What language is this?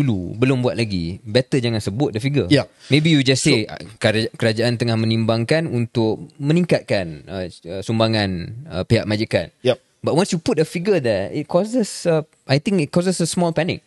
Malay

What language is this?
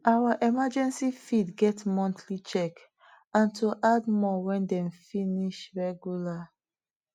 Nigerian Pidgin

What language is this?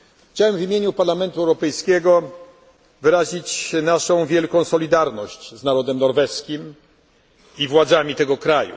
Polish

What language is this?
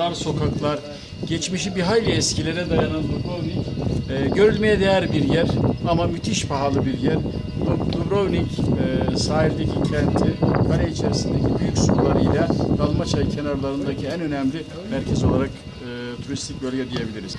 Turkish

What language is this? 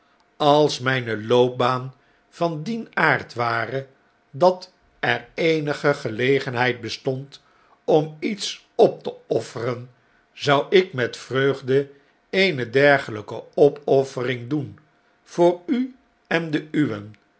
Dutch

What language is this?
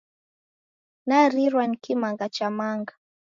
Taita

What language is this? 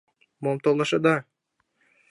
Mari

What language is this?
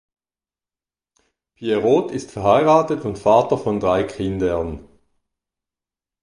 German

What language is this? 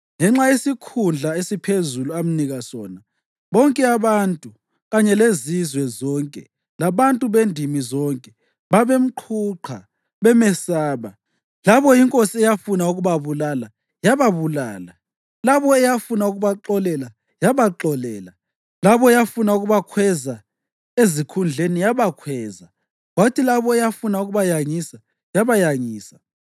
North Ndebele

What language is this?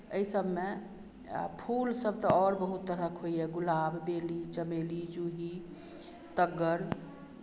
Maithili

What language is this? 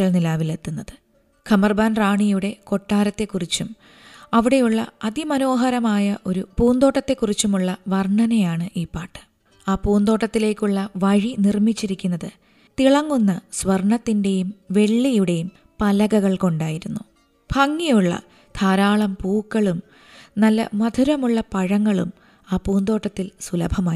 Malayalam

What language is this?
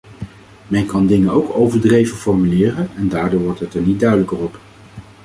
Dutch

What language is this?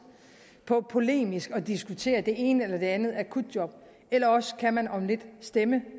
Danish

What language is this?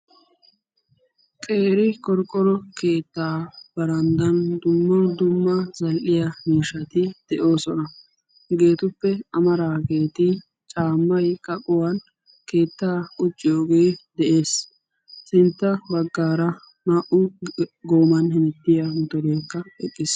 Wolaytta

